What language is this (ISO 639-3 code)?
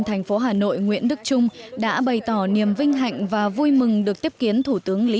vie